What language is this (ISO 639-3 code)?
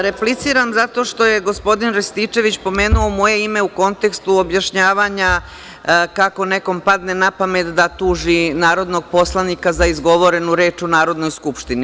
srp